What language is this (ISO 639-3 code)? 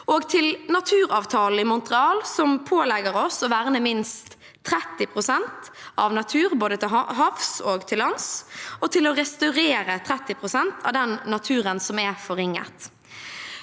nor